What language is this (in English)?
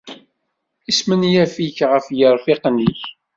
Kabyle